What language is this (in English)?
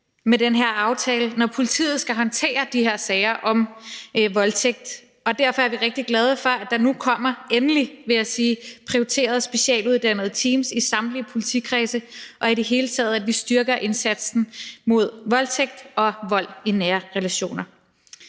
Danish